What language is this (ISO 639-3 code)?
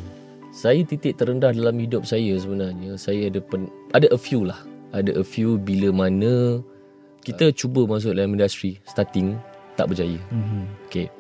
msa